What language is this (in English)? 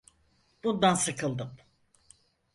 Turkish